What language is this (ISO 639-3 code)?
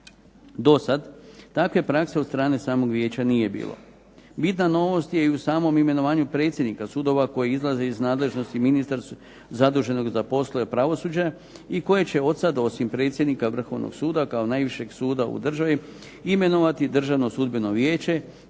hrv